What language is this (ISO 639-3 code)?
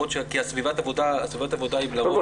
heb